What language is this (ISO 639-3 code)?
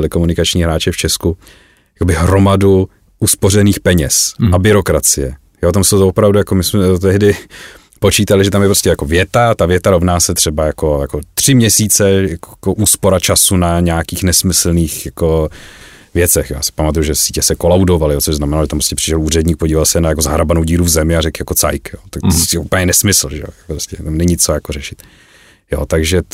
ces